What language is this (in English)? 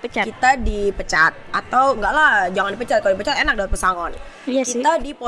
Indonesian